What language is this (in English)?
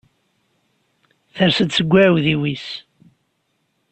Kabyle